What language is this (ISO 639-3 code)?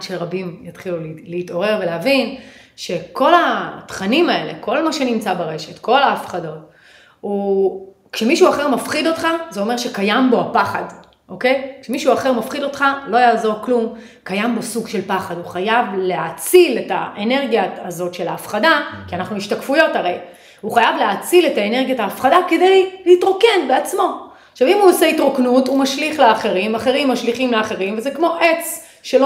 heb